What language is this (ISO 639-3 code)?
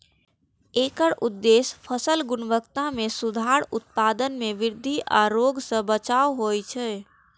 mai